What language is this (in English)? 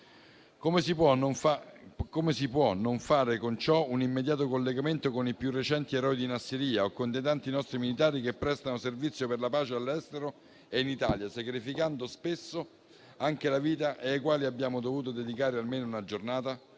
Italian